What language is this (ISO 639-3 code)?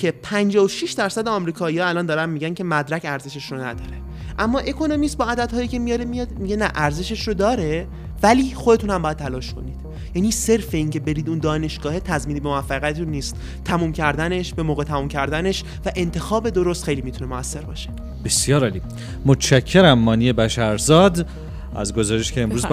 fas